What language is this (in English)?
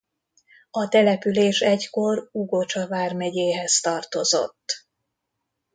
Hungarian